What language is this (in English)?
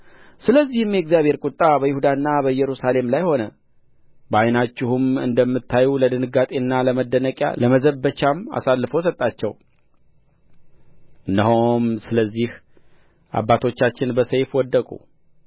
Amharic